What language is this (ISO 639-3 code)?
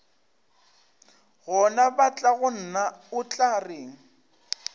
nso